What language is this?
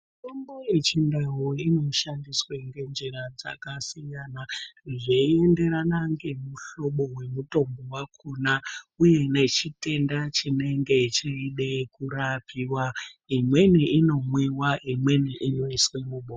Ndau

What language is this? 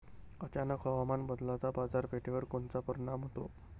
Marathi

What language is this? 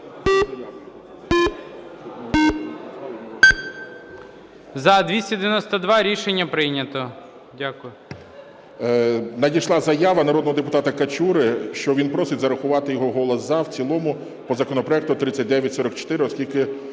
Ukrainian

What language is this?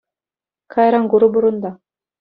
Chuvash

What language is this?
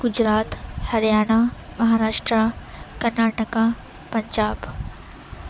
Urdu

